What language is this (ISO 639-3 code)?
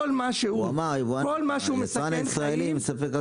heb